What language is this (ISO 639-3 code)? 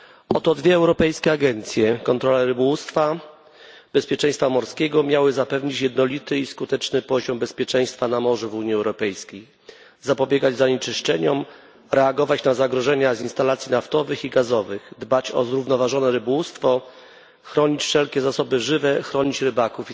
pol